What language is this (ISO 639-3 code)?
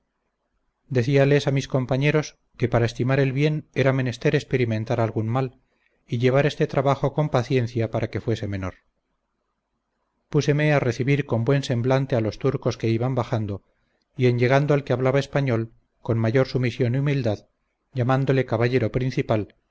spa